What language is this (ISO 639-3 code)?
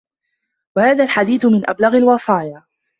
ara